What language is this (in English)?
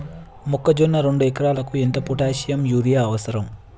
Telugu